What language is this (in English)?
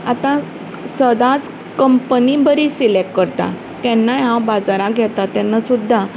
Konkani